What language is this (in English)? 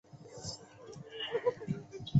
Chinese